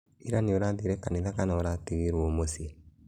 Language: Kikuyu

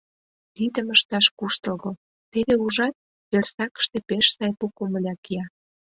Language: Mari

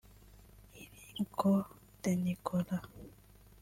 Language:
Kinyarwanda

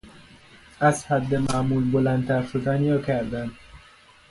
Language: Persian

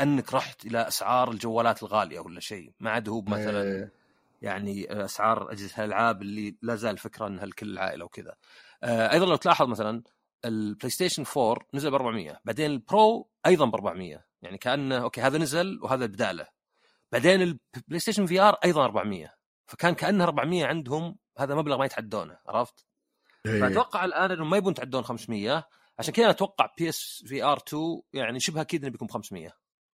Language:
Arabic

